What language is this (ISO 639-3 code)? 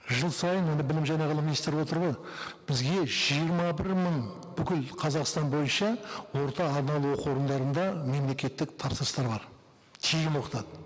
kaz